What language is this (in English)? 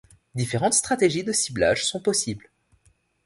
French